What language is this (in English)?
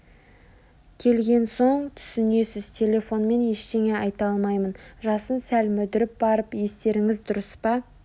Kazakh